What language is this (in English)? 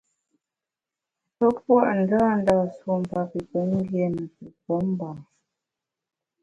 Bamun